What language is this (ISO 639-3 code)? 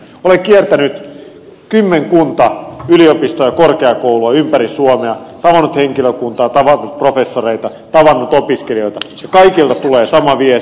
fin